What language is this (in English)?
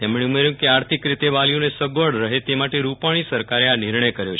Gujarati